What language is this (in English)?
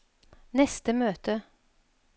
Norwegian